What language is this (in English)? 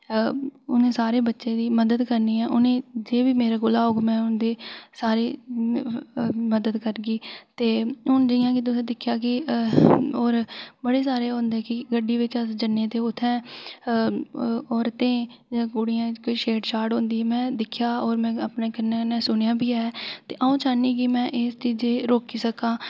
Dogri